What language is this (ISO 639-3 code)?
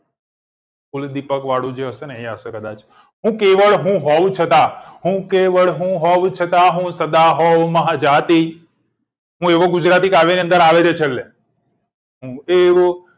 guj